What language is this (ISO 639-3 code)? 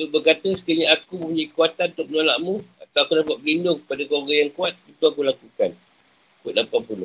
msa